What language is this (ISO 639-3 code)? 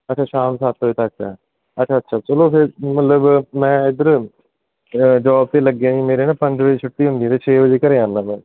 pan